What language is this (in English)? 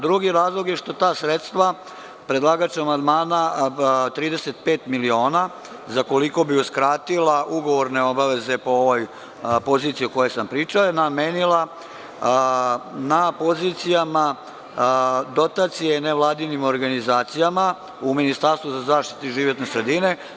Serbian